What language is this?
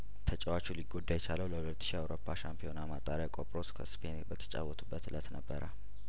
Amharic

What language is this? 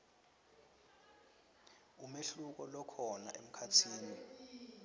Swati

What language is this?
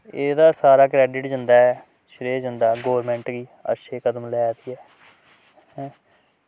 Dogri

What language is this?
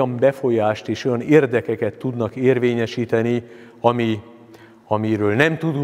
Hungarian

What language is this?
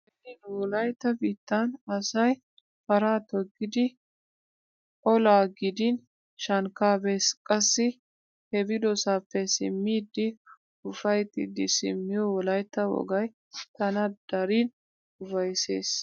Wolaytta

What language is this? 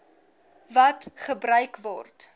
Afrikaans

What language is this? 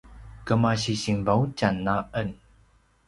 Paiwan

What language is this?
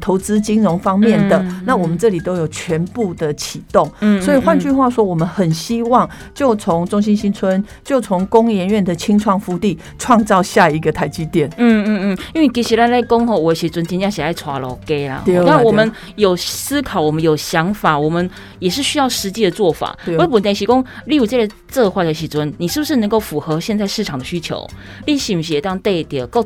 Chinese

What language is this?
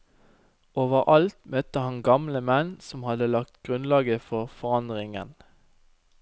Norwegian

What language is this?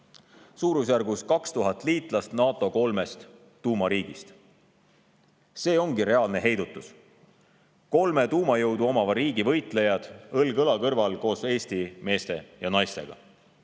Estonian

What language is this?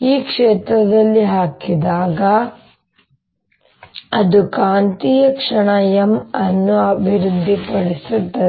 Kannada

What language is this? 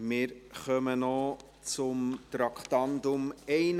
Swiss German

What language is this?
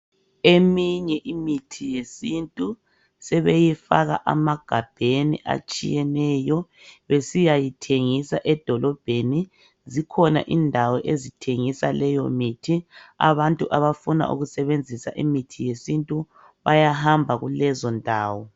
North Ndebele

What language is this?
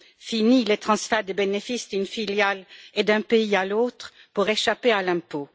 French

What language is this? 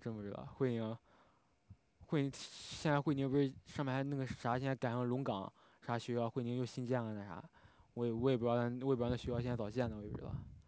Chinese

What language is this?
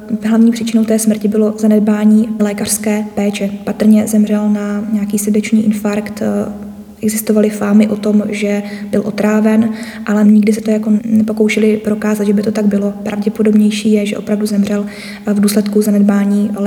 Czech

